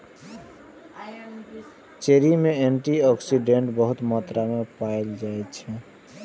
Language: Maithili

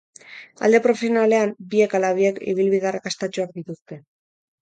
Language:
Basque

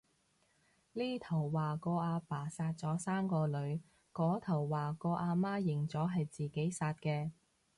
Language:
Cantonese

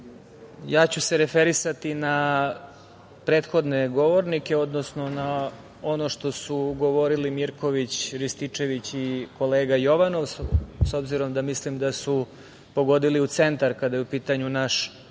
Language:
Serbian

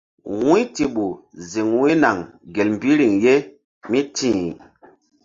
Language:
Mbum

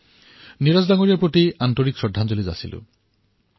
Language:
Assamese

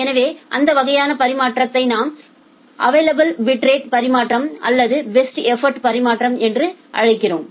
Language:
Tamil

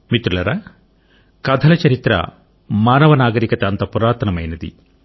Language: Telugu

